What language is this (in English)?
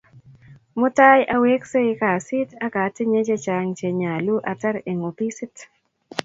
Kalenjin